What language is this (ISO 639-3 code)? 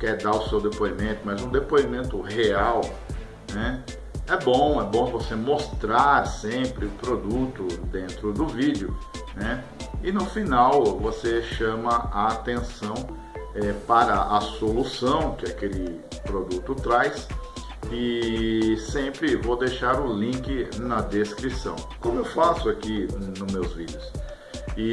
por